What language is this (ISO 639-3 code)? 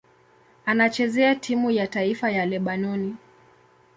swa